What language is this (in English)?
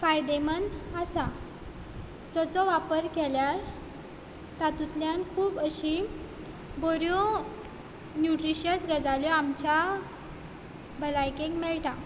Konkani